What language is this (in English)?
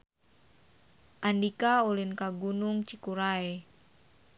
Sundanese